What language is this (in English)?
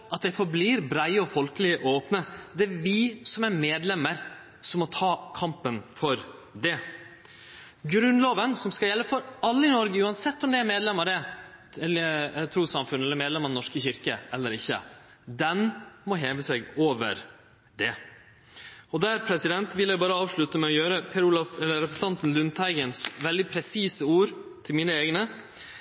Norwegian Nynorsk